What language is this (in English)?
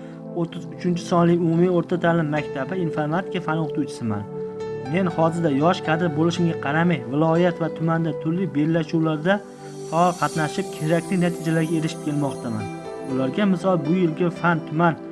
Turkish